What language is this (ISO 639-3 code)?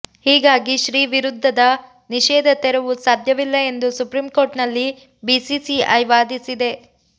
kan